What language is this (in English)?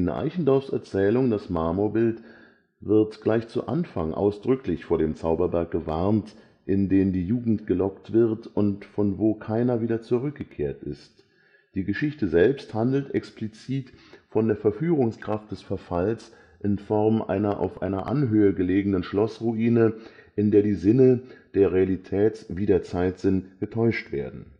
German